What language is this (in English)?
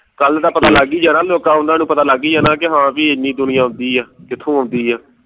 Punjabi